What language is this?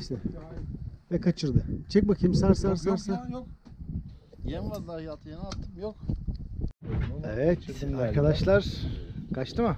Turkish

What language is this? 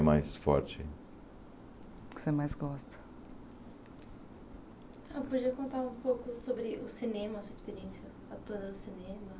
Portuguese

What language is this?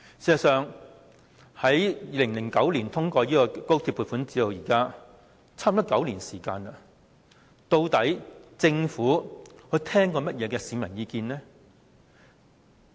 Cantonese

